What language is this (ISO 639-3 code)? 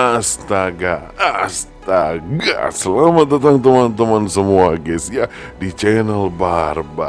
ind